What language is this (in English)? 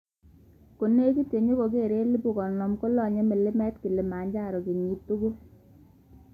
Kalenjin